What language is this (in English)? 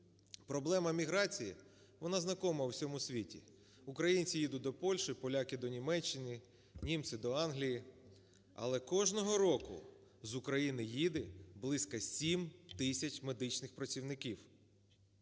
Ukrainian